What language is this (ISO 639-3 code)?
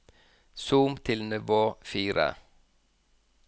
nor